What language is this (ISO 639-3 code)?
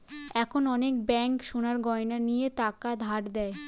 ben